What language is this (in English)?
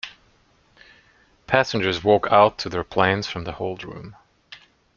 English